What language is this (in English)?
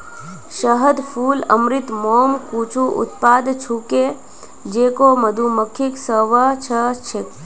Magahi